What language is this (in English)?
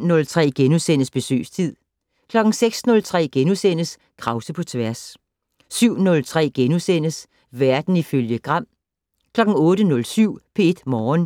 Danish